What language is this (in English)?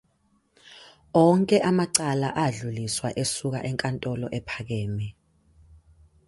Zulu